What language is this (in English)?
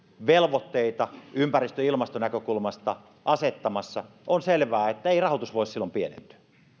Finnish